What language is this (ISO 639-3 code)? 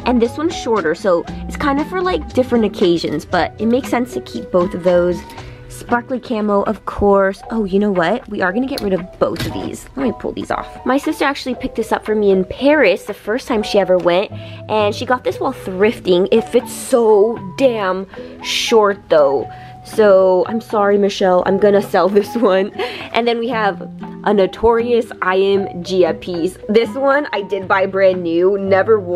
eng